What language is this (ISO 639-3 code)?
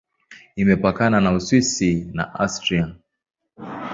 swa